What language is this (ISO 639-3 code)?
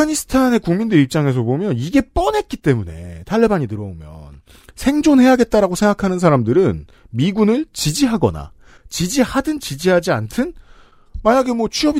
kor